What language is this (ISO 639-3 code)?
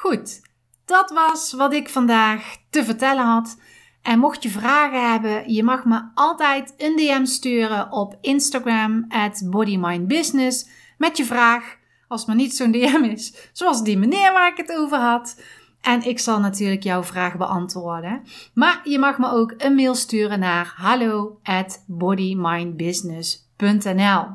nld